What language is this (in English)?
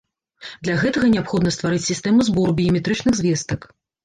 Belarusian